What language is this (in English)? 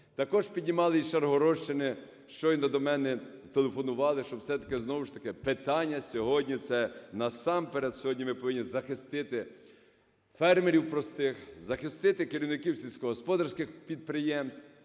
Ukrainian